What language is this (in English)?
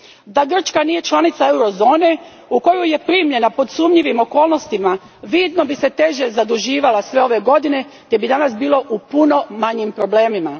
Croatian